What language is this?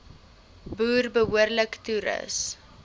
Afrikaans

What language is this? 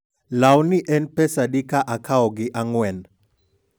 Luo (Kenya and Tanzania)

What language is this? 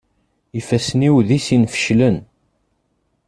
Kabyle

